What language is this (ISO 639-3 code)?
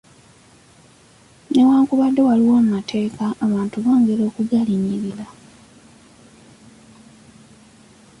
lug